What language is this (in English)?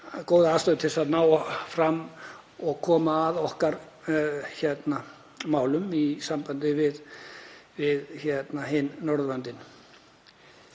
Icelandic